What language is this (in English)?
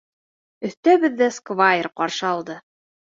Bashkir